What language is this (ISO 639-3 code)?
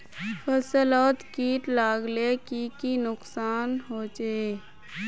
mag